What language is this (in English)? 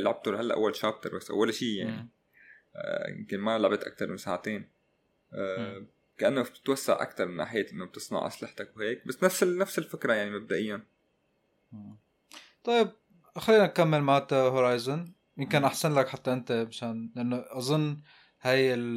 Arabic